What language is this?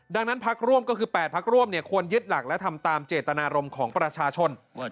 Thai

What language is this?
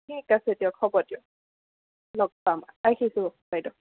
Assamese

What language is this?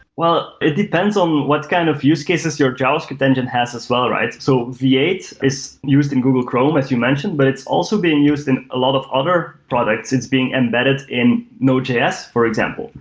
English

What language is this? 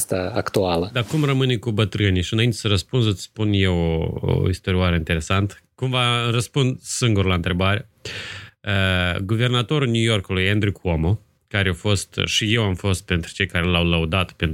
Romanian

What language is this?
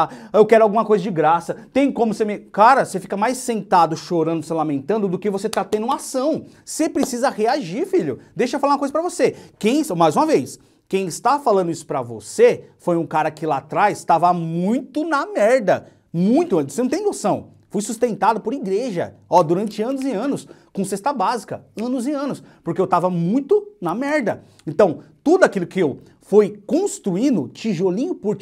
Portuguese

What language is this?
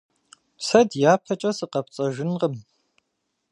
Kabardian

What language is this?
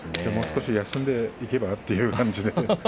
Japanese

